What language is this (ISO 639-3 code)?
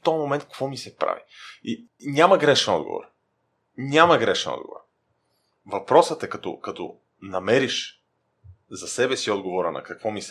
bul